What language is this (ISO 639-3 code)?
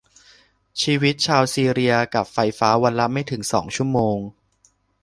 tha